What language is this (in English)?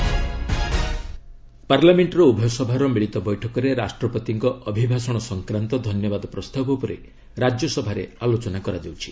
Odia